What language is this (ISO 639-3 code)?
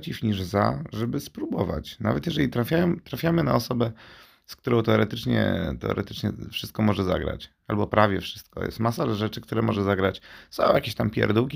pol